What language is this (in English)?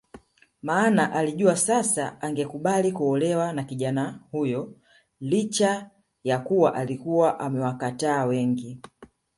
Swahili